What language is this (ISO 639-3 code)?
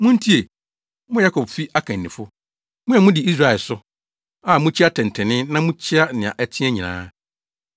aka